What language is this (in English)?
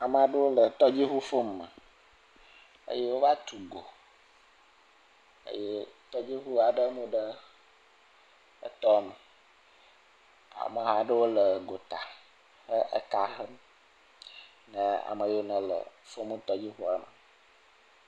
Ewe